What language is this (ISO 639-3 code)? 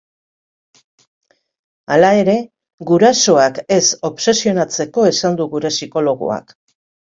eus